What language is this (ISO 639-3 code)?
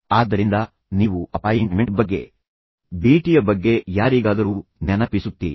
kan